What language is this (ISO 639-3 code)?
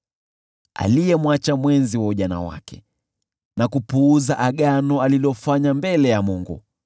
swa